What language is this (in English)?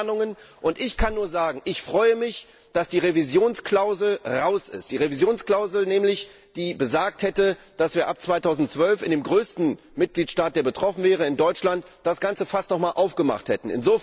German